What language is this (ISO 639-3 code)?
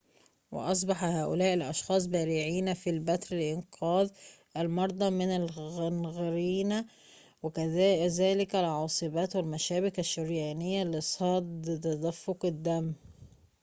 ara